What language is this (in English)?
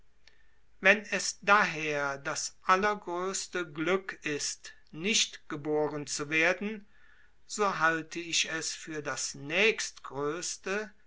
German